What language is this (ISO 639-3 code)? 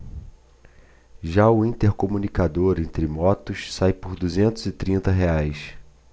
por